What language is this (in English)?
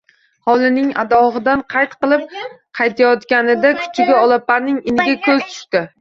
Uzbek